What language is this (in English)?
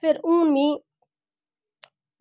Dogri